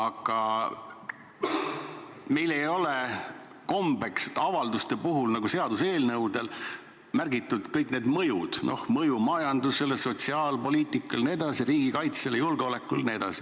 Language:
Estonian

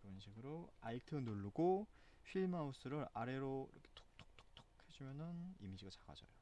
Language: Korean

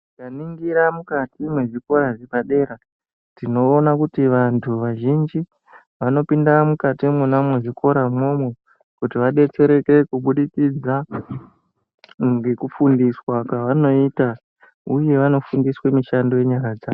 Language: Ndau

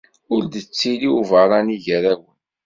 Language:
Kabyle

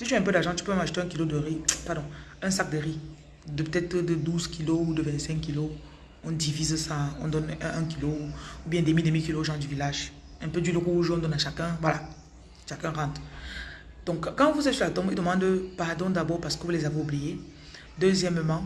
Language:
French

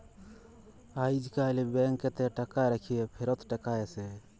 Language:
Bangla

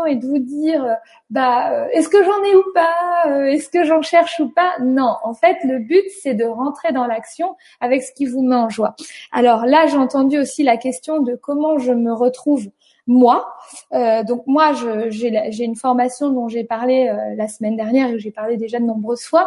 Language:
French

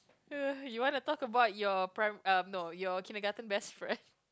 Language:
English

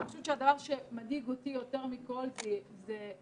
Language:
Hebrew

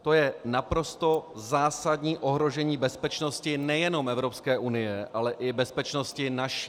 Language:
Czech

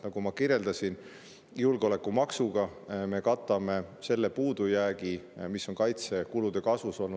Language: Estonian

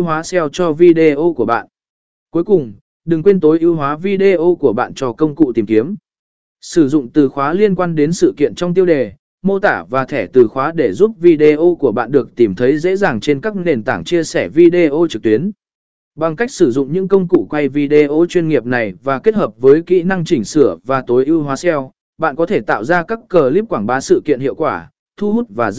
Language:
Vietnamese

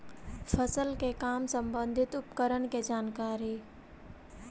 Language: Magahi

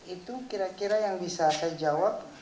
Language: Indonesian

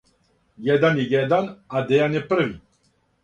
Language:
Serbian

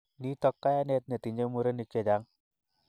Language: Kalenjin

